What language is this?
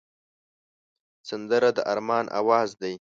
Pashto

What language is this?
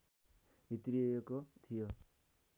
Nepali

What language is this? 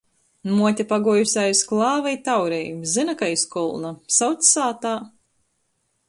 Latgalian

